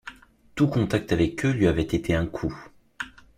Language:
French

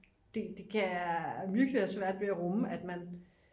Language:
Danish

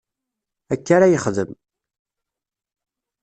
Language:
Kabyle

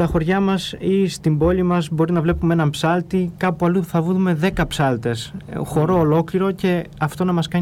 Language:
Greek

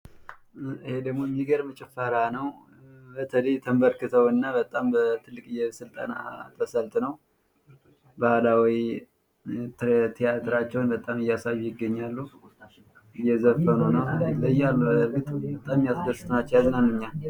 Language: Amharic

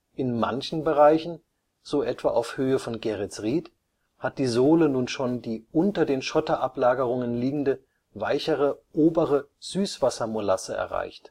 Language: German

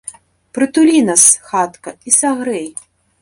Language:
Belarusian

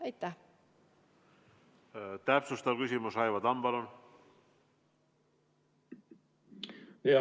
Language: Estonian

